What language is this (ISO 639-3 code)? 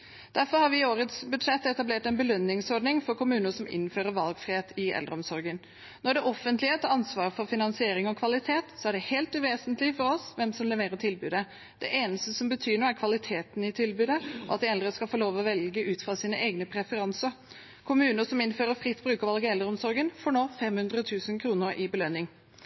nob